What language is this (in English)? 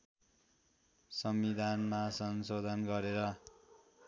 Nepali